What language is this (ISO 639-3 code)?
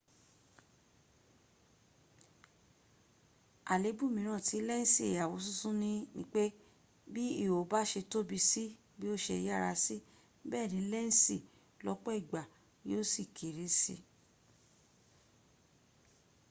yor